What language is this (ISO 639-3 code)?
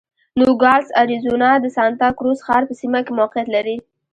pus